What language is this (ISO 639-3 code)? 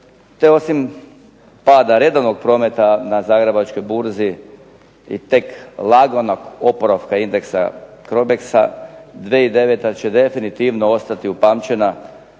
hrv